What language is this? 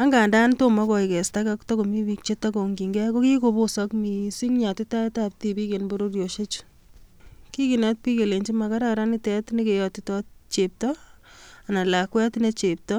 Kalenjin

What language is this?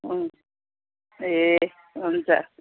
Nepali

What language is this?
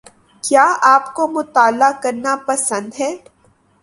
Urdu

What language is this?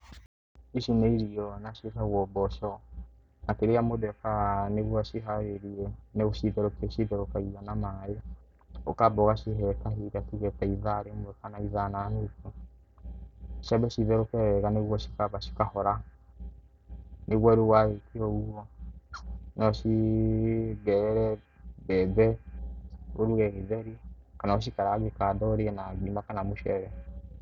Kikuyu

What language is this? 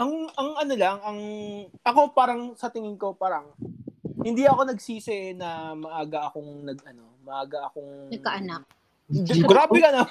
Filipino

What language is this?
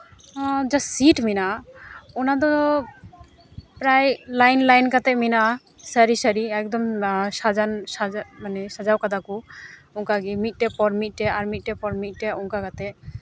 Santali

